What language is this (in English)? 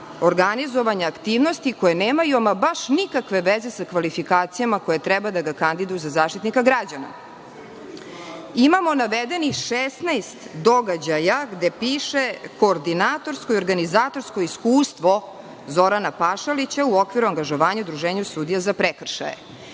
Serbian